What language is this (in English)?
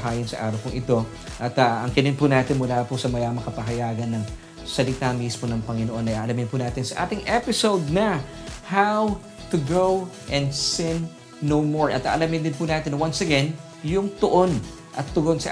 Filipino